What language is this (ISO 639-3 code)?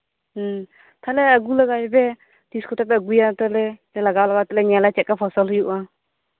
sat